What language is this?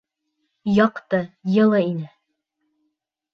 Bashkir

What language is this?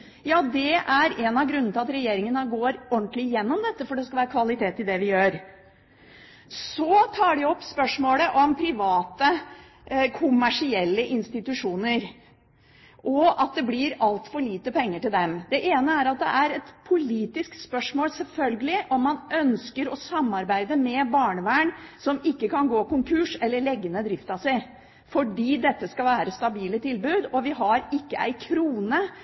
Norwegian Bokmål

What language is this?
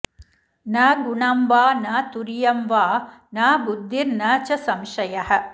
Sanskrit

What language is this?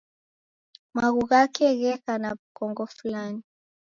Taita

